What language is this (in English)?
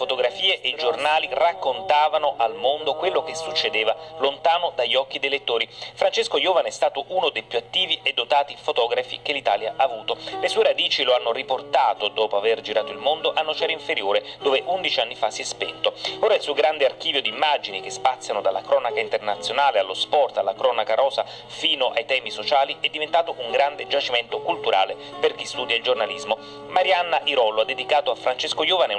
Italian